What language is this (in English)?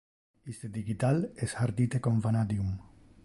Interlingua